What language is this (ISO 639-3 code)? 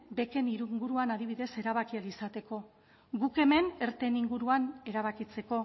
eus